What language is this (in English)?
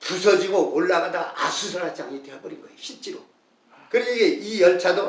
Korean